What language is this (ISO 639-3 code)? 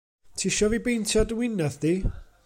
cym